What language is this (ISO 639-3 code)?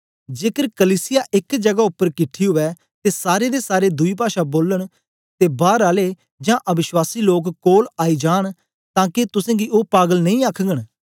doi